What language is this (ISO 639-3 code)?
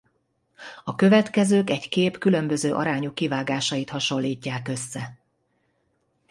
hun